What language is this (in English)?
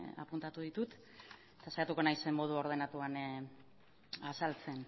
Basque